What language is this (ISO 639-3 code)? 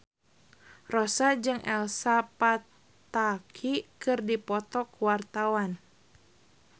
sun